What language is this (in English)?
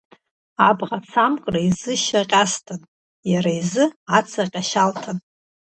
Abkhazian